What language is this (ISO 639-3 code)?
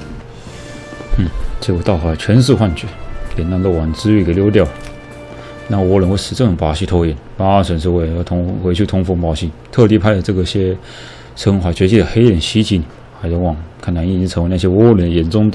zho